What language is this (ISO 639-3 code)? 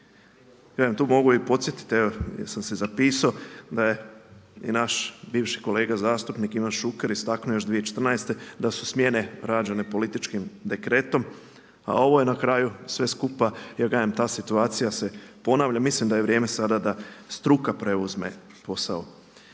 hrv